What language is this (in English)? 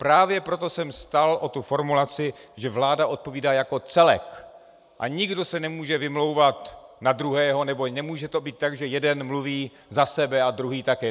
Czech